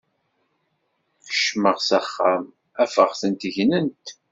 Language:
Kabyle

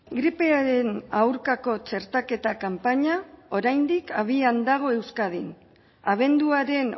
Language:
Basque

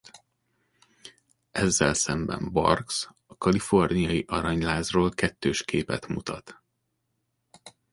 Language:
Hungarian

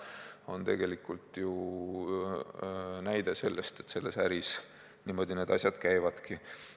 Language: Estonian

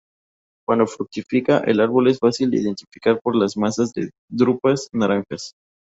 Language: Spanish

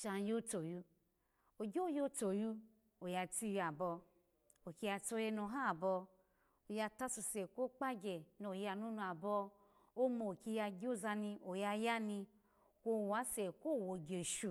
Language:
Alago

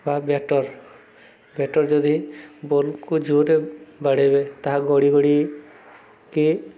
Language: Odia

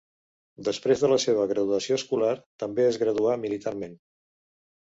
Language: Catalan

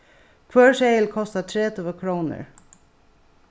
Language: Faroese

